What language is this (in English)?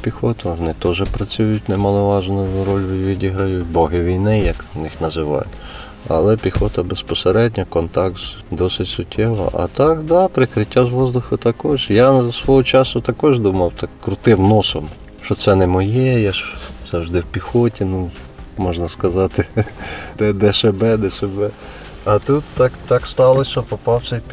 Ukrainian